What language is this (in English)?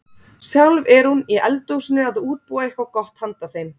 Icelandic